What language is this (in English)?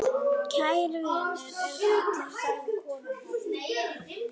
Icelandic